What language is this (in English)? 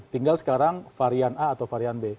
Indonesian